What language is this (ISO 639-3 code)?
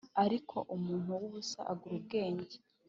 kin